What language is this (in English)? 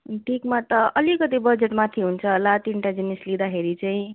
Nepali